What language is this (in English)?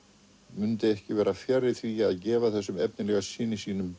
Icelandic